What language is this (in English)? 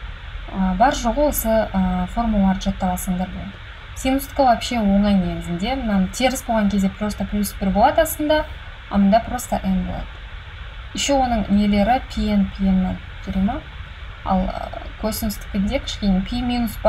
Russian